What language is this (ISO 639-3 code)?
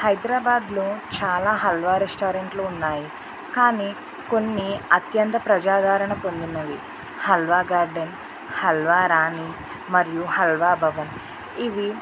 tel